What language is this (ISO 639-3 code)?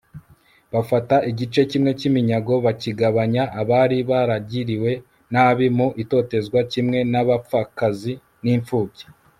kin